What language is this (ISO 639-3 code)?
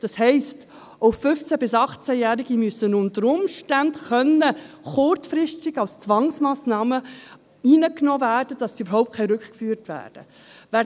gsw